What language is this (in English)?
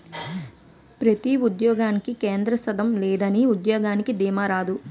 Telugu